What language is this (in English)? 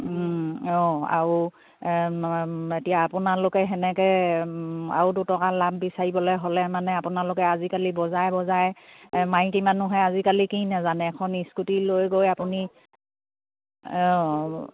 Assamese